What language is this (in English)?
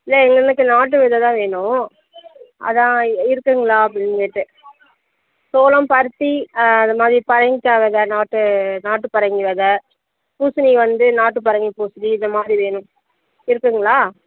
Tamil